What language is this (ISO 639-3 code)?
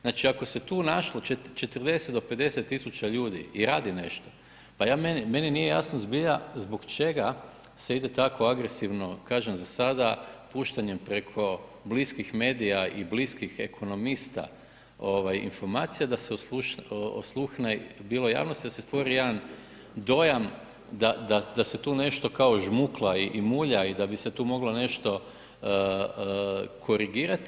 hrv